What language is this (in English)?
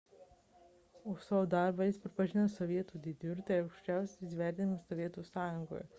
Lithuanian